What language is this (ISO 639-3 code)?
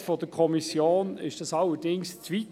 gsw